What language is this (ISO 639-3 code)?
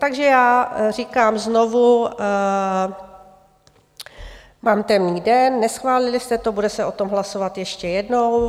ces